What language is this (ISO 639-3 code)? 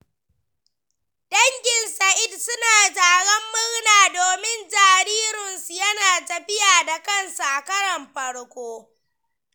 hau